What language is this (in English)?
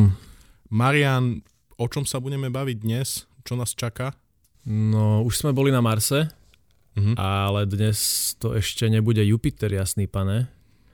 Slovak